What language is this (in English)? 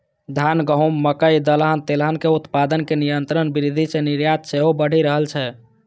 Maithili